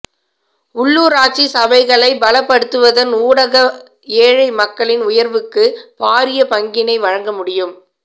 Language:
Tamil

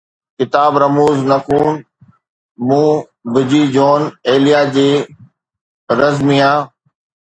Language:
Sindhi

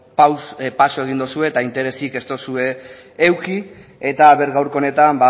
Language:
Basque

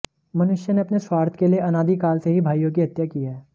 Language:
Hindi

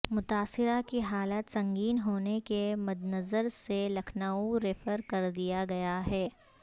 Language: Urdu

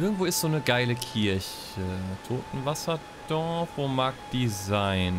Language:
German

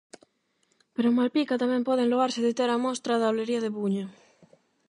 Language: Galician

